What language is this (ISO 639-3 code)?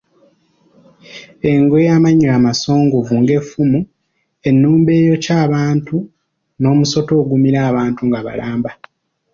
lug